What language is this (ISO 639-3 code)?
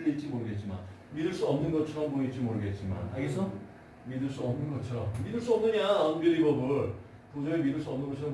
kor